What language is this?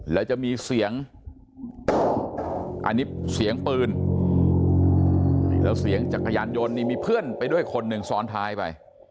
Thai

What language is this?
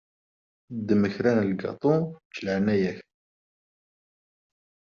Kabyle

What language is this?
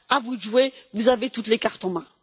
French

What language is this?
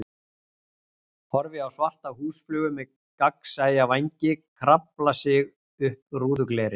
Icelandic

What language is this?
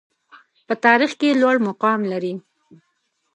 Pashto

